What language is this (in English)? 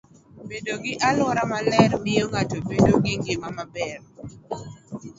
Luo (Kenya and Tanzania)